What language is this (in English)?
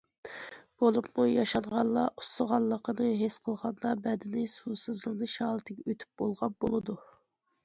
Uyghur